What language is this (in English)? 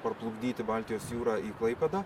Lithuanian